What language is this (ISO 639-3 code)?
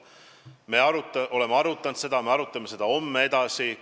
est